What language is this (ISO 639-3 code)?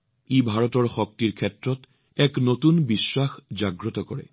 asm